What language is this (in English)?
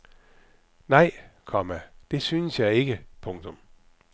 Danish